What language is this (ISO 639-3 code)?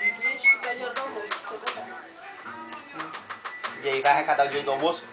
por